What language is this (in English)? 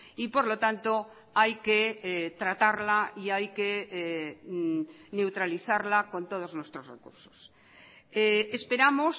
Spanish